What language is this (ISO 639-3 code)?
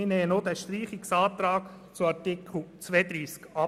gsw